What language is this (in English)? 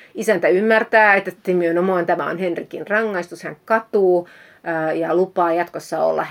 Finnish